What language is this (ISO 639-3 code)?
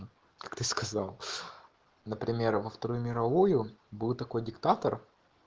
rus